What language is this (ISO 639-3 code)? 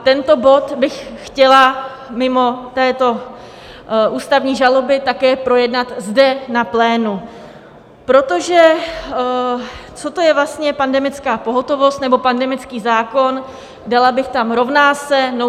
ces